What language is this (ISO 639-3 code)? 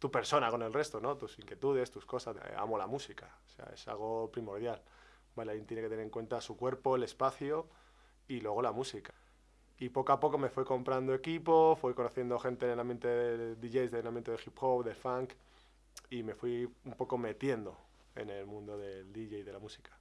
spa